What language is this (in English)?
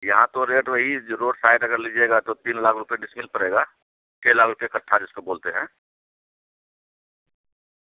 Urdu